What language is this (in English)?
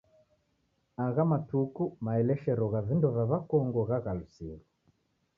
Taita